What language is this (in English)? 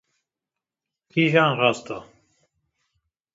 Kurdish